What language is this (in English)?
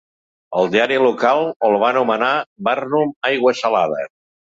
Catalan